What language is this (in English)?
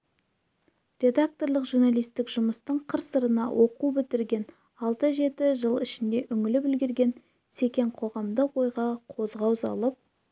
Kazakh